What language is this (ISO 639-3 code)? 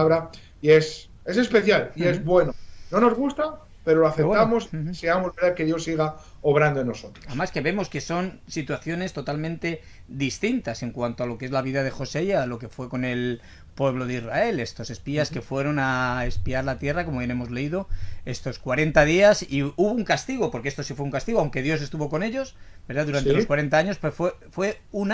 spa